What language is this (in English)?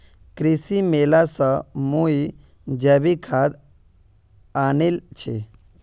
Magahi